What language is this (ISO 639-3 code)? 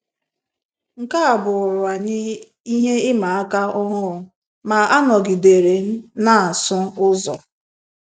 ibo